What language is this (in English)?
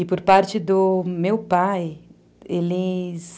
Portuguese